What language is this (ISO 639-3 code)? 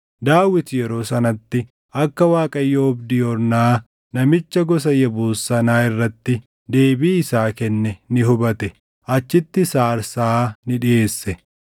orm